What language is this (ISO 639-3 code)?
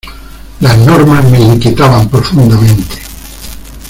spa